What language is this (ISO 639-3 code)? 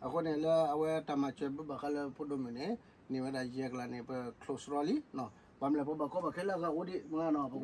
tha